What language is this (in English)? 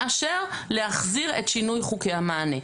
Hebrew